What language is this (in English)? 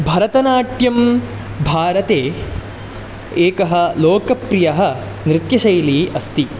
Sanskrit